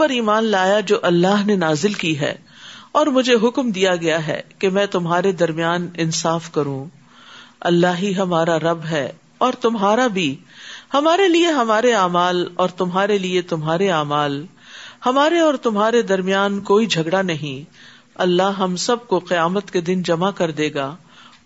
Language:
Urdu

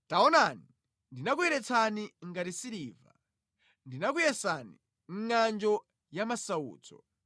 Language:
Nyanja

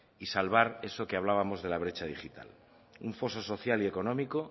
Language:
Spanish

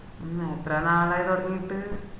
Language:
Malayalam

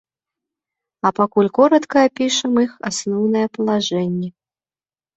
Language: Belarusian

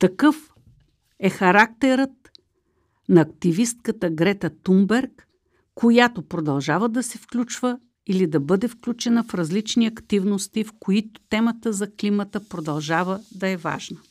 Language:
Bulgarian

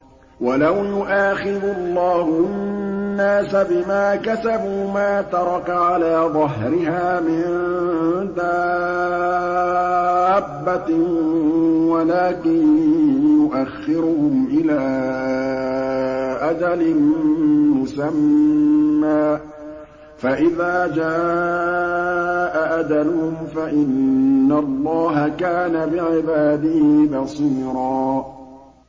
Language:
Arabic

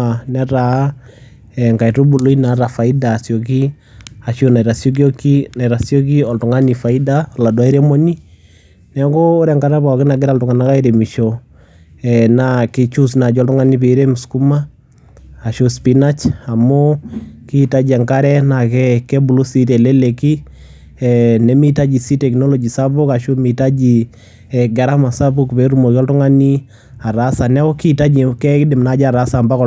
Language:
Masai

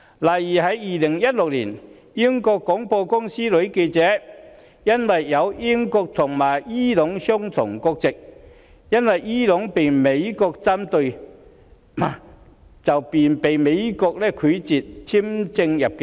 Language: Cantonese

